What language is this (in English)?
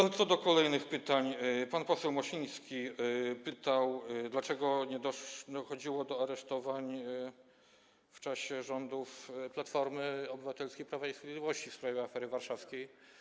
Polish